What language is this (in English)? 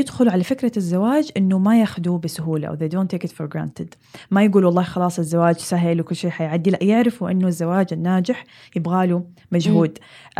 Arabic